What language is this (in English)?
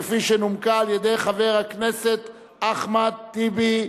Hebrew